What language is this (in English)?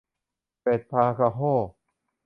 Thai